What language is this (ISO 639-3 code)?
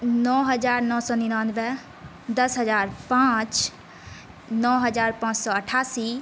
mai